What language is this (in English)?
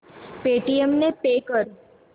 Marathi